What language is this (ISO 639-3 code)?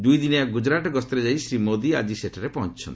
ori